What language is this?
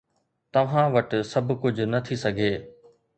Sindhi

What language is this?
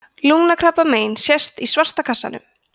Icelandic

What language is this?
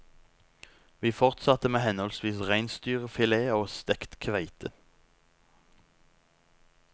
Norwegian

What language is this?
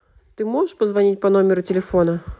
Russian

